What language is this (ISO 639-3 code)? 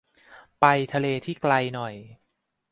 tha